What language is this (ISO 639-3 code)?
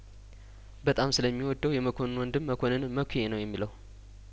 amh